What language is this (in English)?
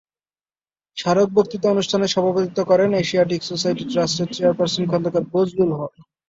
Bangla